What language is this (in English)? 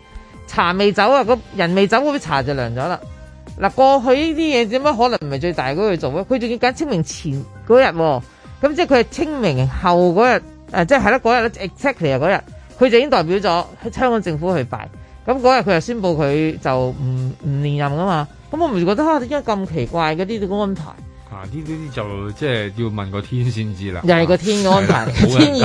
Chinese